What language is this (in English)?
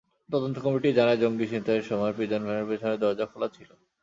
Bangla